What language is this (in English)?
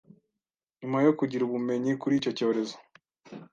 Kinyarwanda